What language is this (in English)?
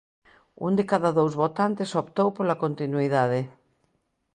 Galician